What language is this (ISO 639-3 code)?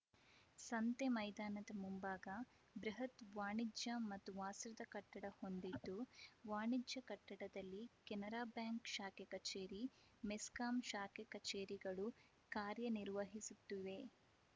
kan